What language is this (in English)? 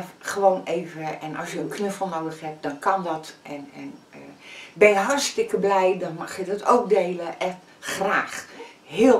Dutch